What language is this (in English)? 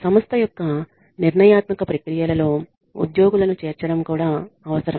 Telugu